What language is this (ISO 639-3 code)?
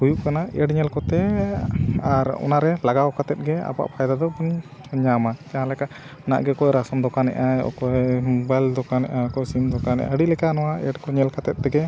sat